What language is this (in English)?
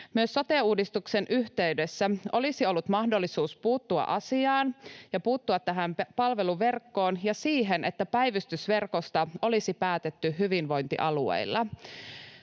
Finnish